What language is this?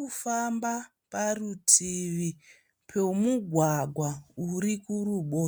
Shona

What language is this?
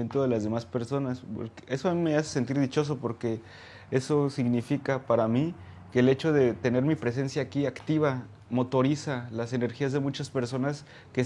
Spanish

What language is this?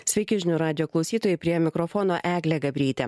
Lithuanian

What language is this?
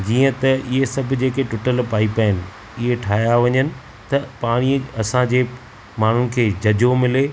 Sindhi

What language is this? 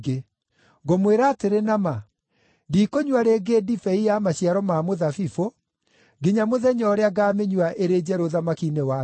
Kikuyu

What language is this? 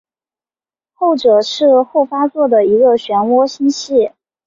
Chinese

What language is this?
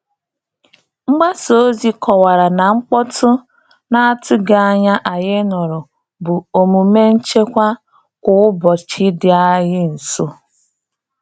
Igbo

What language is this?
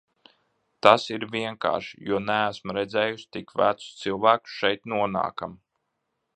Latvian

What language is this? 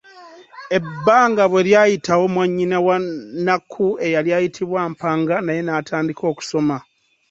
Ganda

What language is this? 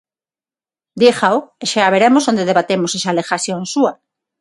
Galician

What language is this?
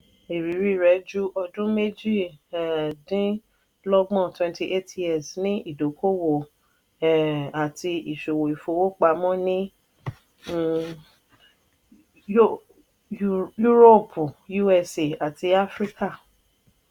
Yoruba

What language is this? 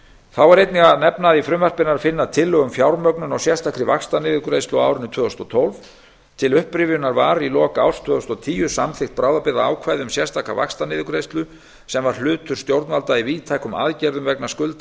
Icelandic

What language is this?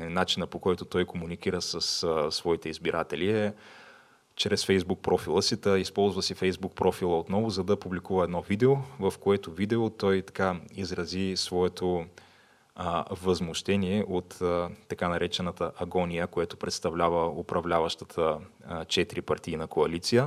Bulgarian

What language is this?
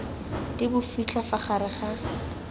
Tswana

